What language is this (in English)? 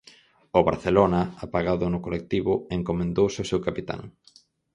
Galician